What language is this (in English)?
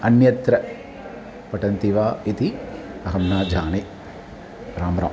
Sanskrit